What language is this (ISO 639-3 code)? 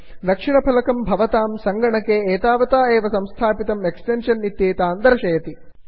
san